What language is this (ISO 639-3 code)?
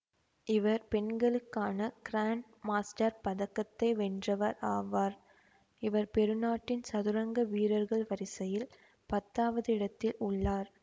tam